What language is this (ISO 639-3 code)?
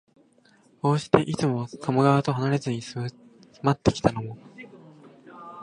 jpn